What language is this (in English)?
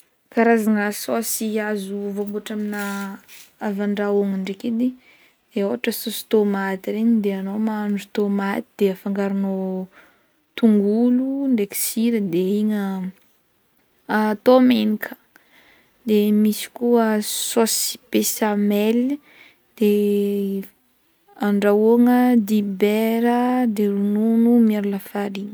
Northern Betsimisaraka Malagasy